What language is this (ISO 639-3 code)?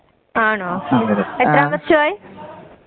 mal